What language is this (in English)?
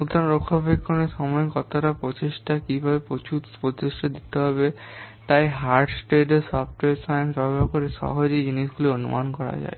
Bangla